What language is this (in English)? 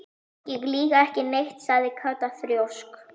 Icelandic